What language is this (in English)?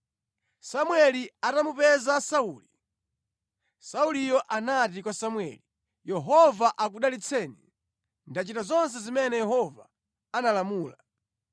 Nyanja